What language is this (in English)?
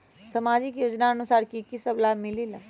Magahi